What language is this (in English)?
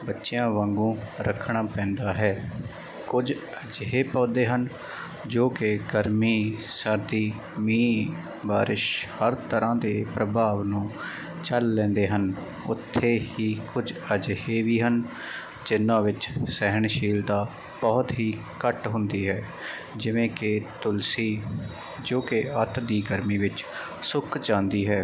Punjabi